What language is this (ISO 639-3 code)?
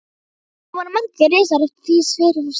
isl